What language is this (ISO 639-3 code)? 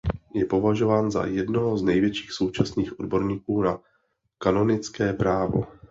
ces